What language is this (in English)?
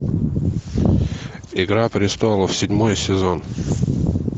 Russian